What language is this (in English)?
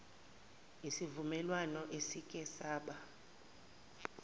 Zulu